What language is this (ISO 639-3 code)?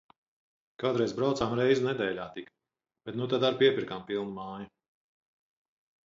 lav